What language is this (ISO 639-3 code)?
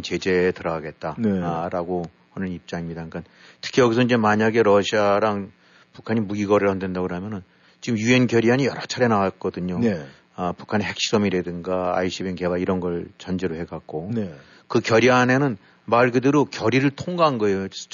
kor